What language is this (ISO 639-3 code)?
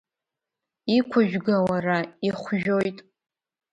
abk